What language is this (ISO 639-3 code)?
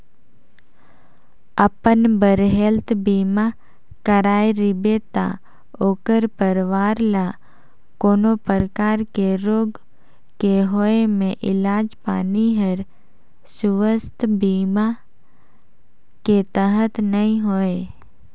hne